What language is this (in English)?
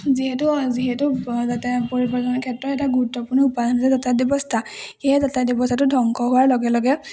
Assamese